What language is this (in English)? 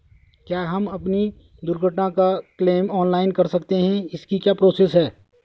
Hindi